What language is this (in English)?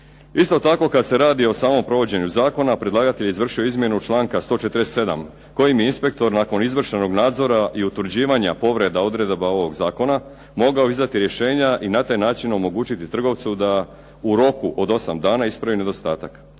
Croatian